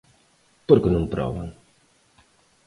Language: Galician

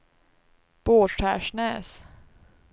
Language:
Swedish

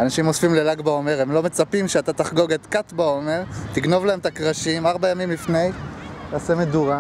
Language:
Hebrew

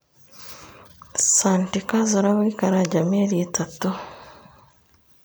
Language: Kikuyu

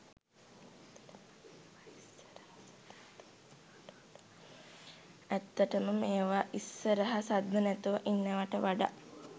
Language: Sinhala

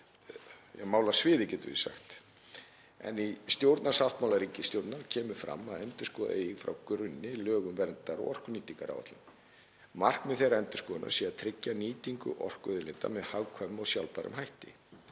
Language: Icelandic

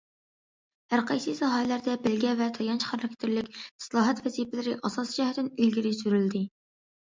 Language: Uyghur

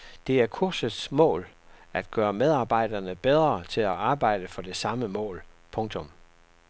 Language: Danish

